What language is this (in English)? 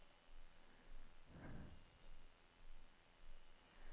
Norwegian